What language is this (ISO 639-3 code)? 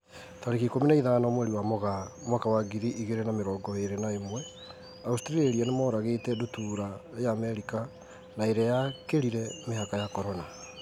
kik